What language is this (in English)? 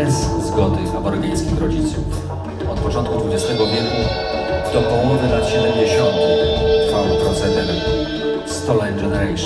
Polish